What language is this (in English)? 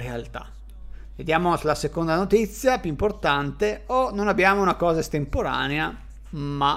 Italian